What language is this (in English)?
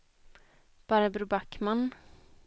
Swedish